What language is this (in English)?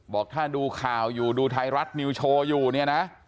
Thai